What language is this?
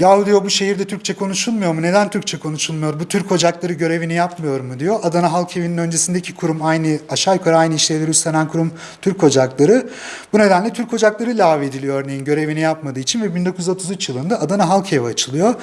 Turkish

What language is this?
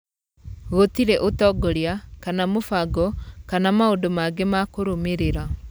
Kikuyu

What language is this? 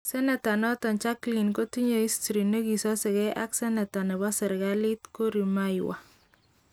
Kalenjin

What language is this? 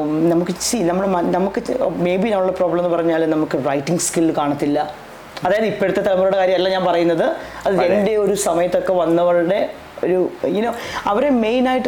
Malayalam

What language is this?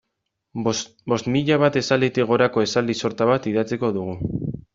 Basque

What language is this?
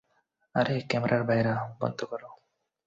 Bangla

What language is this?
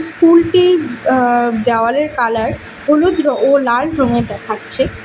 Bangla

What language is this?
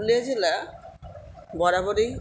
Bangla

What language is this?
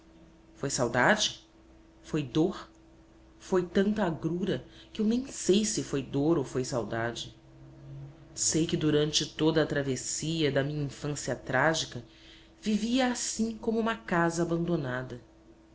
Portuguese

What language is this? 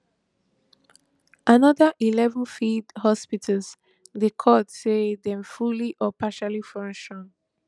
Nigerian Pidgin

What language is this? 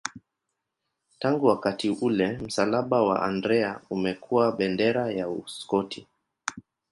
Swahili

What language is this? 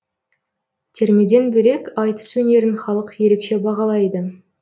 Kazakh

